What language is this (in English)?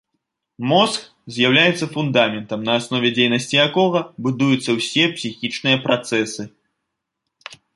Belarusian